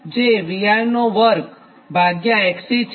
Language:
Gujarati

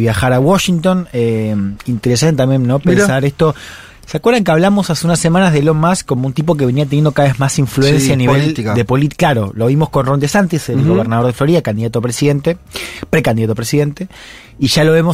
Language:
Spanish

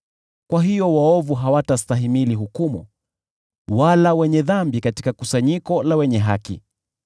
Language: Swahili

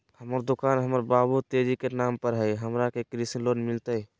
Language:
Magahi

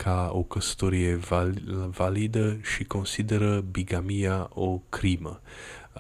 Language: Romanian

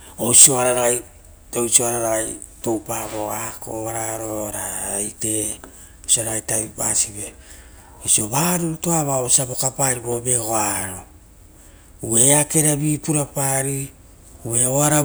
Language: Rotokas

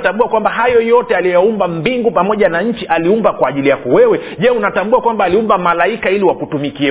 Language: Swahili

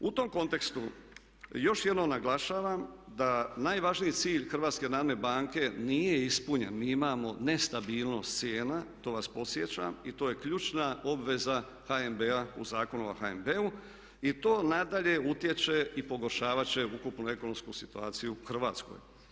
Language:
Croatian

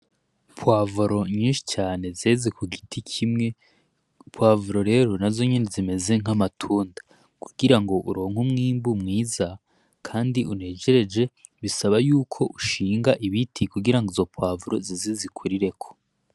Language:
Rundi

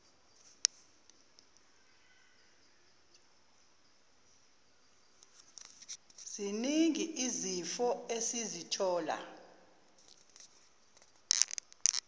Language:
Zulu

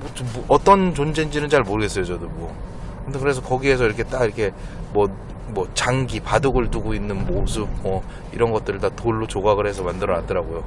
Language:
Korean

